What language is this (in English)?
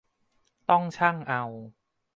Thai